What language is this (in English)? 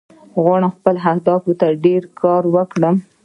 Pashto